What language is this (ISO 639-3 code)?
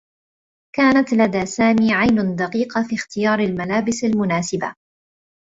ara